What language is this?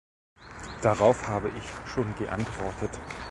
German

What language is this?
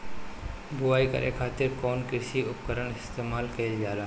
Bhojpuri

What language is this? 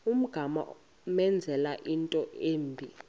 Xhosa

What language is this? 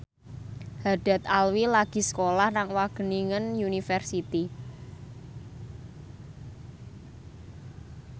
Javanese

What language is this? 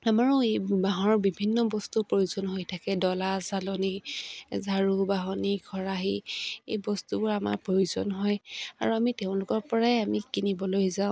Assamese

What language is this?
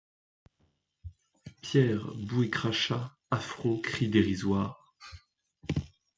French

